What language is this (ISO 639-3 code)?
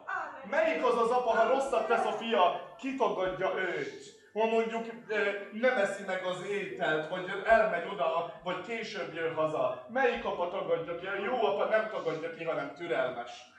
hun